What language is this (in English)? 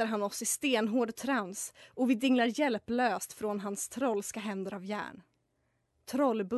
Swedish